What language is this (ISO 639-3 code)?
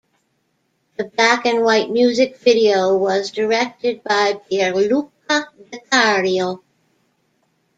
eng